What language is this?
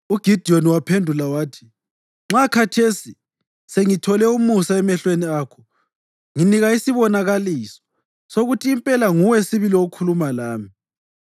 North Ndebele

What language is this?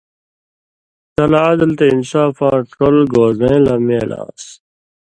Indus Kohistani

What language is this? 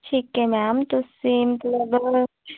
Punjabi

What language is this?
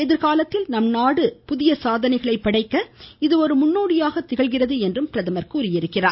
Tamil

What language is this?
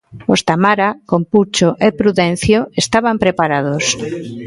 Galician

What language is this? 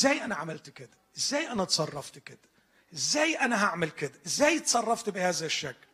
Arabic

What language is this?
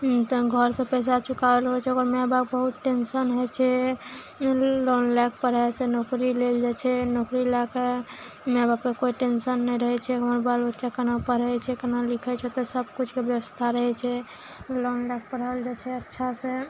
Maithili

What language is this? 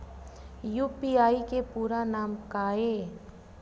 Chhattisgarhi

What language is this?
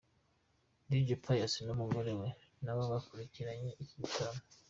Kinyarwanda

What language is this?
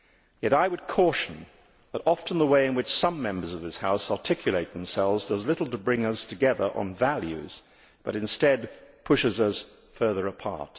English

